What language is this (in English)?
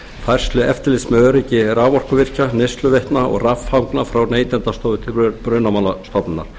Icelandic